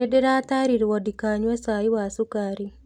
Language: Kikuyu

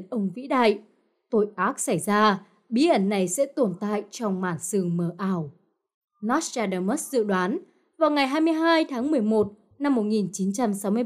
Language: Vietnamese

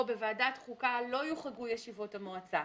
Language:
Hebrew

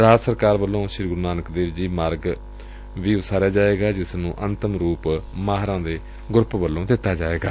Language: Punjabi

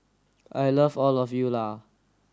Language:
English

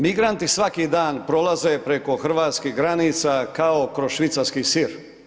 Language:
Croatian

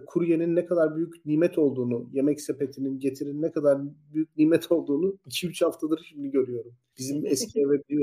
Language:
Turkish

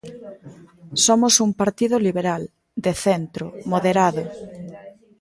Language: Galician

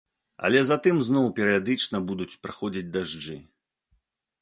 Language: Belarusian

